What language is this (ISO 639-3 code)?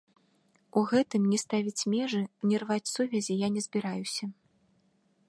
bel